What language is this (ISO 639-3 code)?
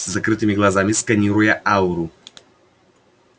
rus